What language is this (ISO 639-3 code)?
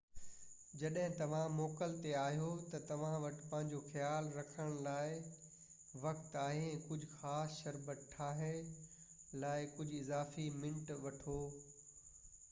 snd